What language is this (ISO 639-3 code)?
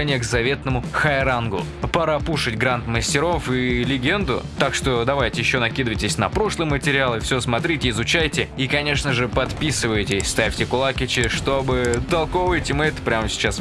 rus